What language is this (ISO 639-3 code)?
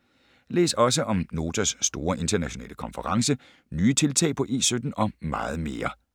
dan